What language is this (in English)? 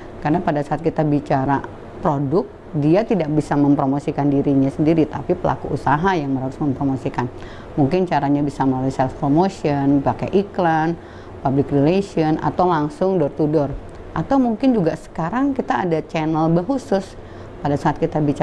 Indonesian